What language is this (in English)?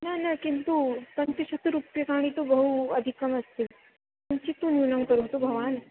Sanskrit